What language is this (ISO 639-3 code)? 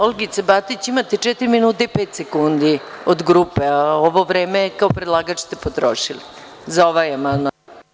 srp